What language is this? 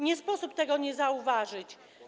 Polish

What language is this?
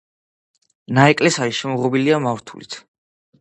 Georgian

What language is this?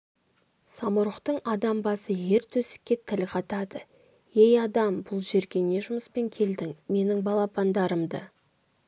Kazakh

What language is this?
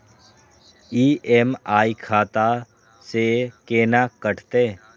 Maithili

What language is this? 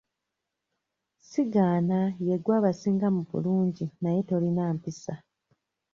Ganda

